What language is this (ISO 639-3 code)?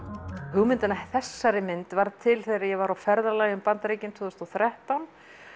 isl